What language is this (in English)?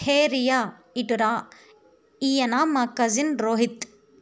Telugu